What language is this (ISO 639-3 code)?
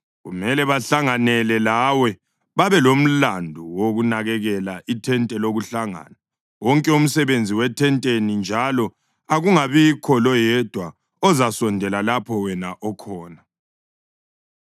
nde